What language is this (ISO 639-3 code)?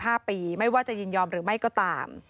tha